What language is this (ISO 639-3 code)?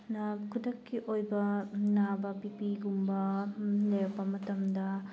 mni